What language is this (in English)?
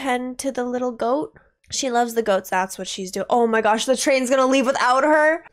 English